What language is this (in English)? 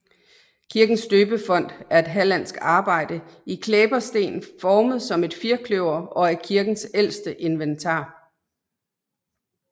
Danish